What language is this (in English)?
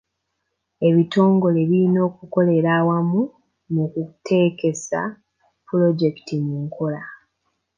Ganda